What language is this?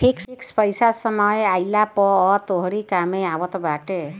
Bhojpuri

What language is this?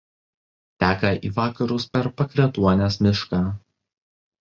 Lithuanian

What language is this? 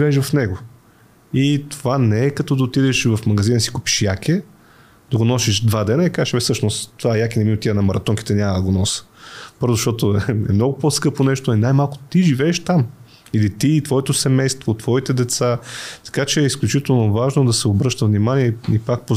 Bulgarian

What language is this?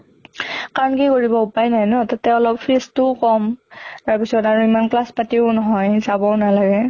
Assamese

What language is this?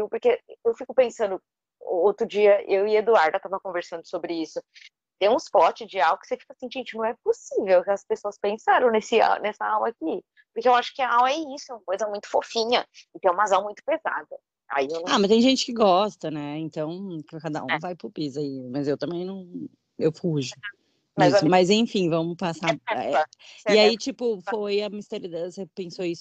Portuguese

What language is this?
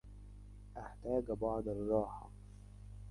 Arabic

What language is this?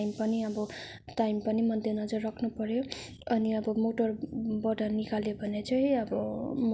Nepali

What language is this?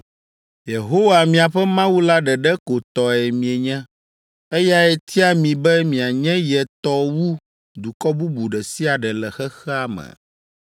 Ewe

